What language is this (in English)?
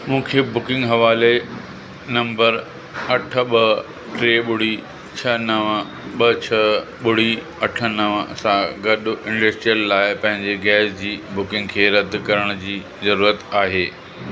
Sindhi